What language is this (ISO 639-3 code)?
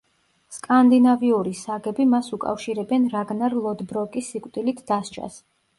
kat